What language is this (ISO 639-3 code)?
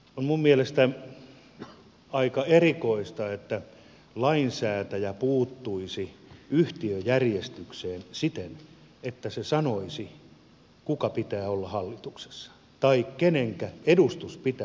fin